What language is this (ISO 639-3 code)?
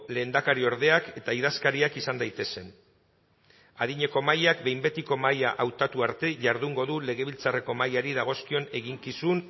eus